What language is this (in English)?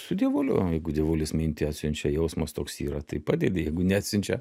Lithuanian